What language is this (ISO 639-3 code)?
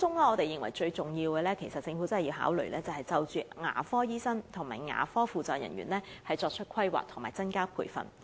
yue